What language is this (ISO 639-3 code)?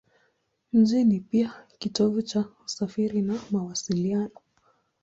swa